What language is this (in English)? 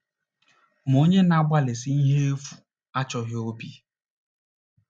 Igbo